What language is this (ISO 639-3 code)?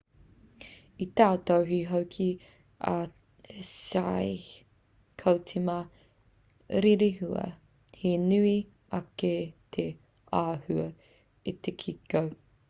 mri